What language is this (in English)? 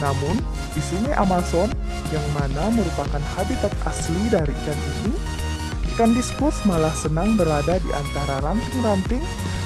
Indonesian